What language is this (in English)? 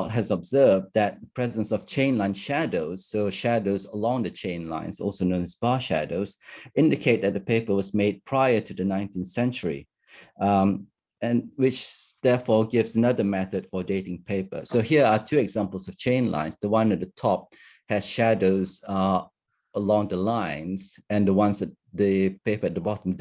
English